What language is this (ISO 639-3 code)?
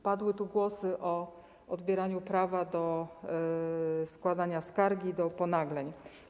pol